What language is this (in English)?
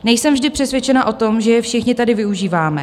Czech